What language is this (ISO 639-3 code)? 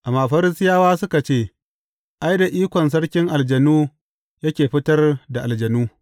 hau